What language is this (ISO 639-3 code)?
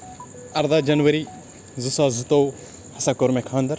kas